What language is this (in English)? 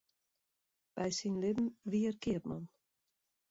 Western Frisian